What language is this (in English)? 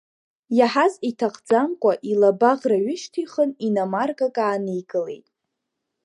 Abkhazian